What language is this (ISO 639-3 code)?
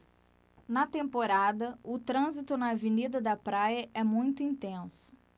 por